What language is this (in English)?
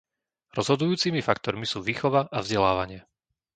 Slovak